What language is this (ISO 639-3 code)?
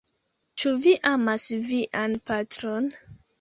epo